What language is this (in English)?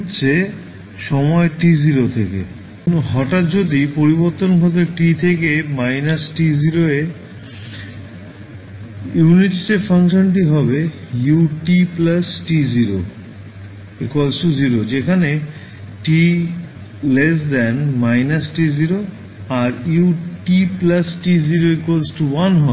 Bangla